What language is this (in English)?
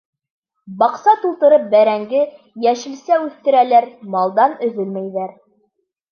Bashkir